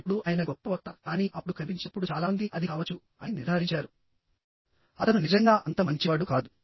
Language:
Telugu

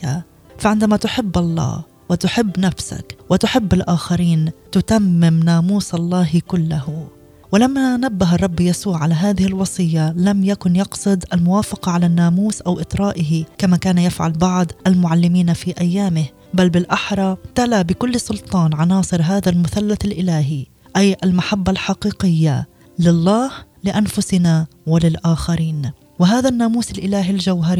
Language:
Arabic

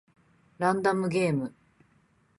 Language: Japanese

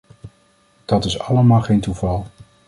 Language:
Dutch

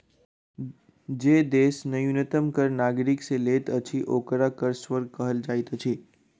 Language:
Maithili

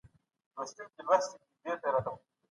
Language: Pashto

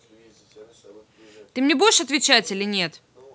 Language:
Russian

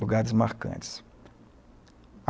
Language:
Portuguese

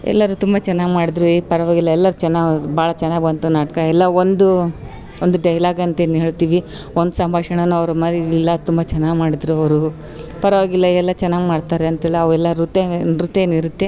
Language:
Kannada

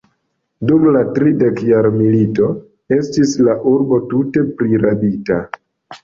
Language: Esperanto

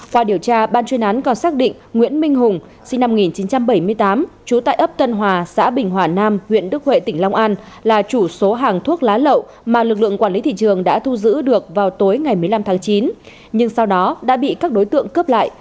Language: Vietnamese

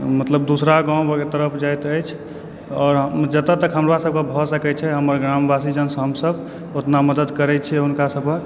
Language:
Maithili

